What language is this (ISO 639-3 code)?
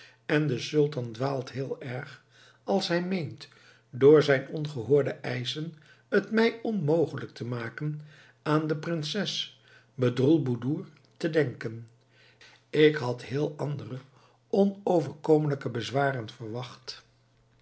nld